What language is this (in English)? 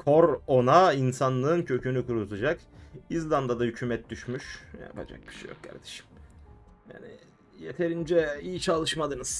Turkish